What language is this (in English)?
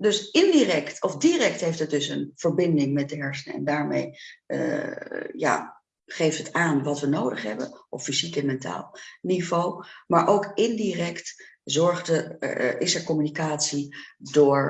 Dutch